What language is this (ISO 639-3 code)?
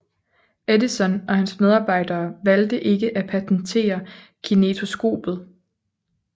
dan